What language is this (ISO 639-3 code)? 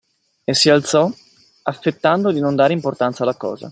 ita